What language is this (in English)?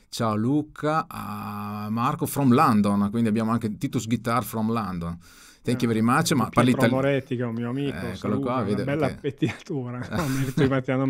Italian